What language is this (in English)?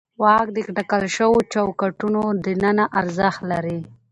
Pashto